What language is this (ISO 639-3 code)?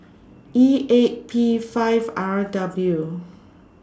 eng